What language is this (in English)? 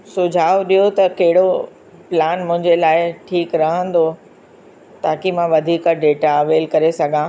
Sindhi